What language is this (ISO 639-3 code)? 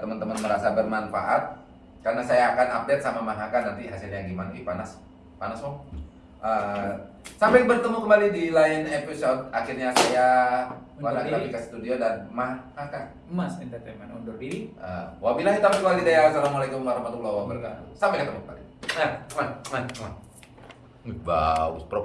ind